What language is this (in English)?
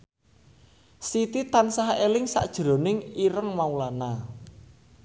Javanese